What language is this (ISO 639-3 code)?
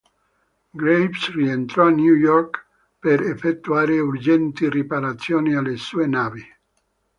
ita